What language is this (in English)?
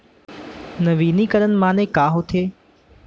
Chhattisgarhi